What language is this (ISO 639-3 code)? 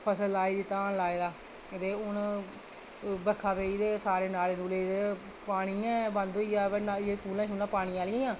doi